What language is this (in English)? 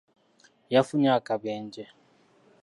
Ganda